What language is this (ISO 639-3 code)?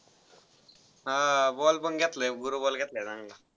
mar